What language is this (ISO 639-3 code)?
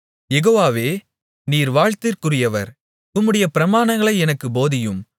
tam